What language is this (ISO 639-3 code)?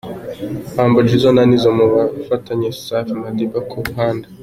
kin